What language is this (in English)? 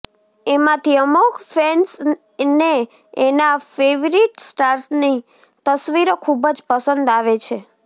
Gujarati